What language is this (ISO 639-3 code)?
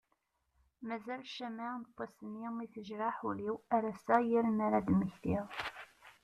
kab